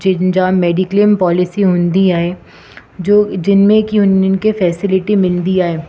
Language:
Sindhi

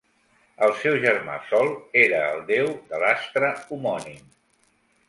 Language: Catalan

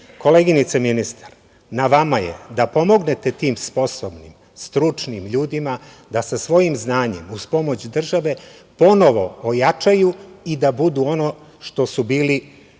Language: Serbian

